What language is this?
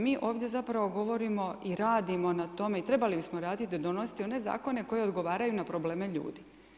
Croatian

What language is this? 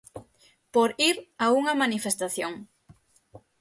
Galician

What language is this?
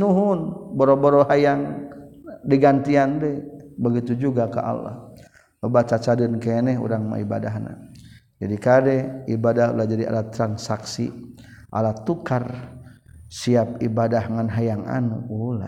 Malay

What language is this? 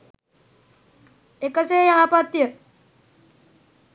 Sinhala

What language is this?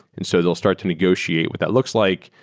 English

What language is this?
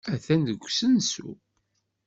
Kabyle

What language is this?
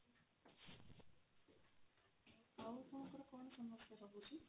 Odia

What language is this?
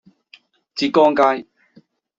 Cantonese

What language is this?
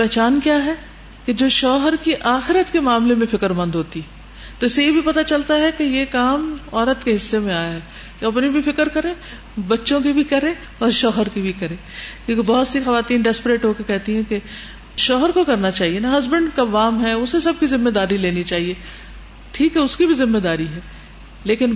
Urdu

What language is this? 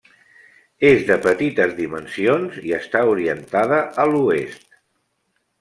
Catalan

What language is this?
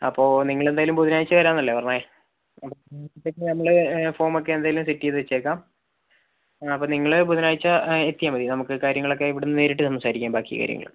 Malayalam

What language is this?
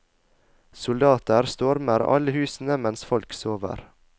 Norwegian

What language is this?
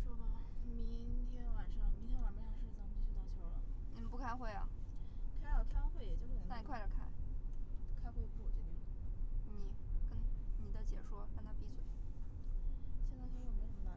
Chinese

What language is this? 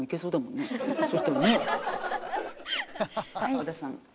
Japanese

